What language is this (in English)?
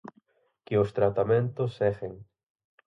Galician